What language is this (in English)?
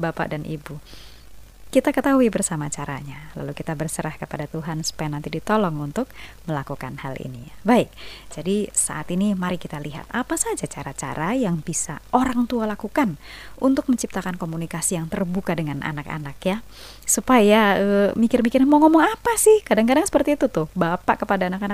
Indonesian